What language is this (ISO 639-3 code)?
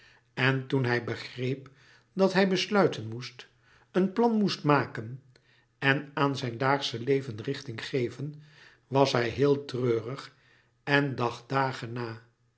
nld